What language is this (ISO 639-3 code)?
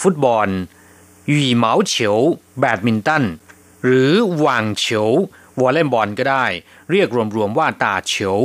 tha